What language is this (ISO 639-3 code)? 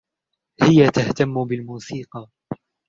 ara